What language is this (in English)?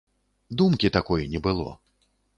Belarusian